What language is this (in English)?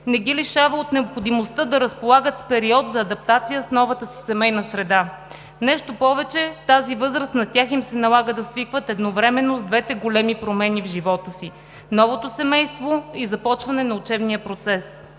Bulgarian